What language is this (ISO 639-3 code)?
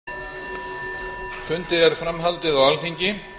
isl